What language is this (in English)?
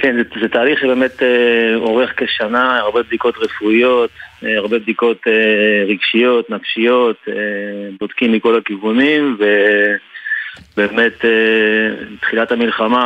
Hebrew